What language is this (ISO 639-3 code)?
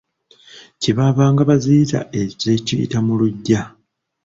lug